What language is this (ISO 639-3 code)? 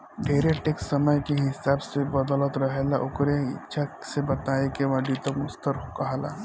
bho